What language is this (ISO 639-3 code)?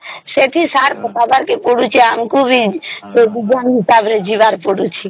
ori